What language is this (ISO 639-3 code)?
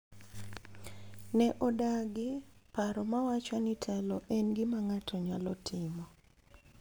luo